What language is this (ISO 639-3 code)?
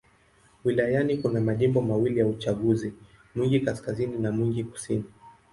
swa